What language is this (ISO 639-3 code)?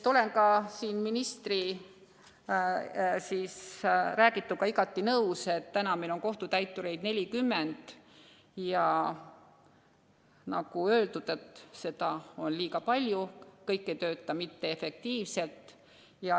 est